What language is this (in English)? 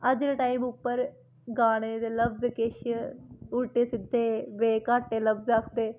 Dogri